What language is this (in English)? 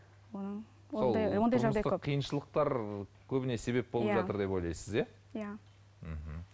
Kazakh